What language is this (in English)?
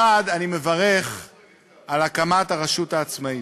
Hebrew